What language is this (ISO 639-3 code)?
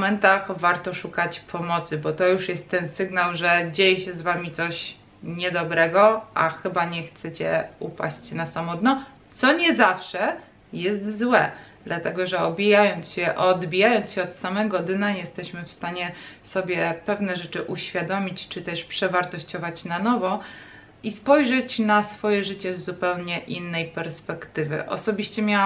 pol